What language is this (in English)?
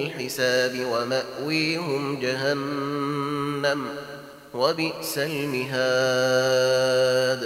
Arabic